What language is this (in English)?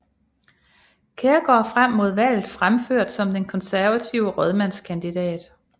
Danish